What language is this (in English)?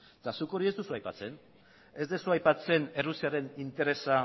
Basque